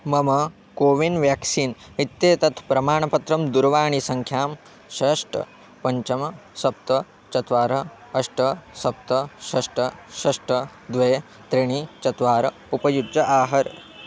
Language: Sanskrit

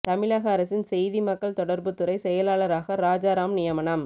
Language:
Tamil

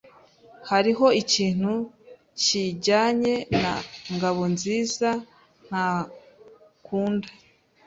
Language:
Kinyarwanda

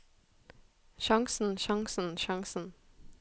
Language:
Norwegian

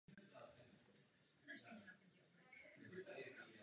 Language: Czech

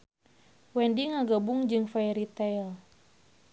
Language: Sundanese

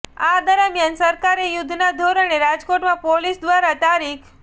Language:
Gujarati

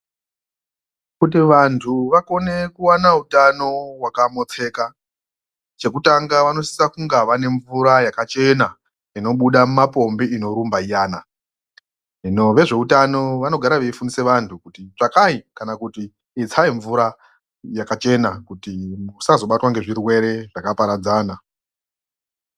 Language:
Ndau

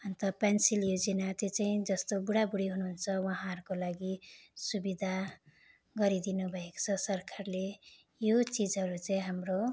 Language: Nepali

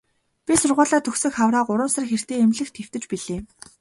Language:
Mongolian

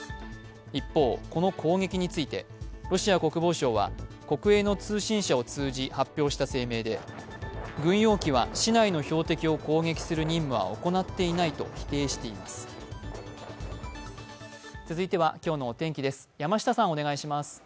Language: Japanese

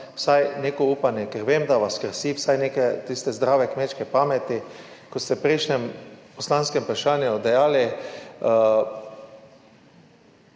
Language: Slovenian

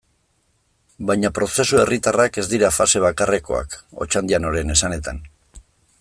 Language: Basque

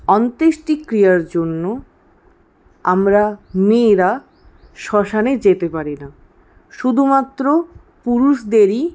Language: Bangla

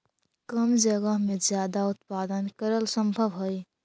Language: Magahi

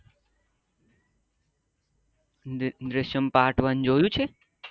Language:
Gujarati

